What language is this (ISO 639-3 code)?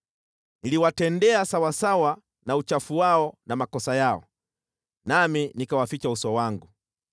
swa